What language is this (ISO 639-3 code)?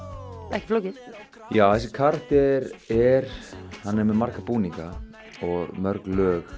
isl